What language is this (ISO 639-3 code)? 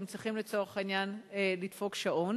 heb